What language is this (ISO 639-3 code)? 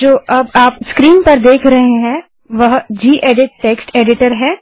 hin